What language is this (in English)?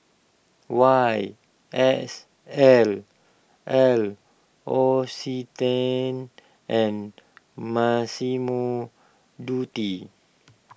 English